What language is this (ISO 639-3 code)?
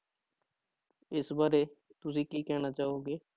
pan